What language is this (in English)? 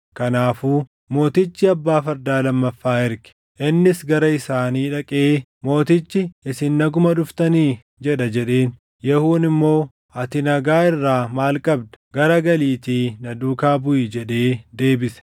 Oromo